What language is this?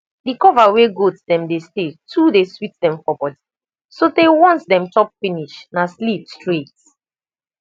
Nigerian Pidgin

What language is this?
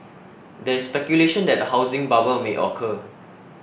English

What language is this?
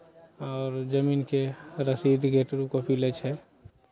Maithili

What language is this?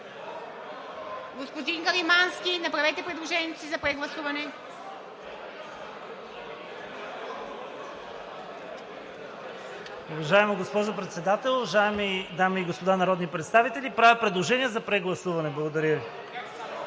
Bulgarian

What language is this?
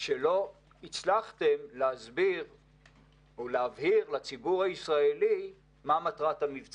Hebrew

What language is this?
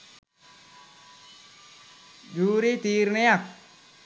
Sinhala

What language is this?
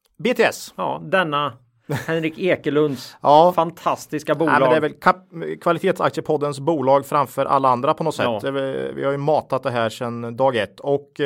Swedish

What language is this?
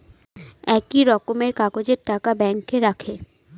Bangla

